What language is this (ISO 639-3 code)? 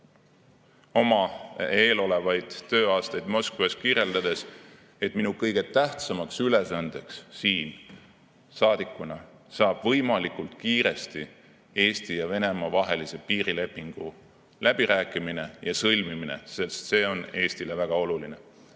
est